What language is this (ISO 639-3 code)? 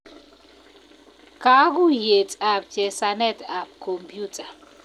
kln